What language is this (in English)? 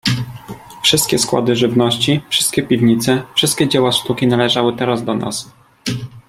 Polish